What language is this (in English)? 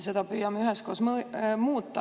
Estonian